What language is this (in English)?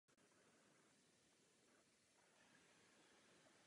Czech